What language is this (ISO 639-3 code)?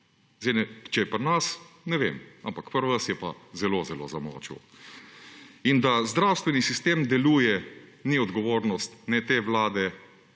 slv